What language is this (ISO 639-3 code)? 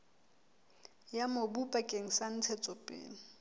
sot